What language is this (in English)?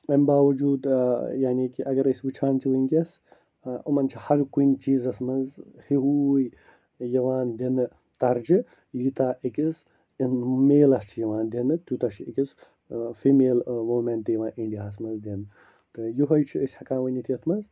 Kashmiri